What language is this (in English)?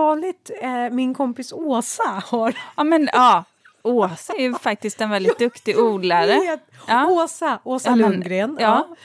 Swedish